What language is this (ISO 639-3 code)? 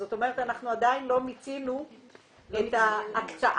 heb